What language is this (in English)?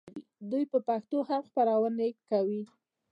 Pashto